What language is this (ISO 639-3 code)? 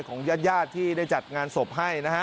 tha